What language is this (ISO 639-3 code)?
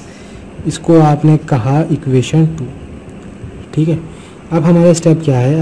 hin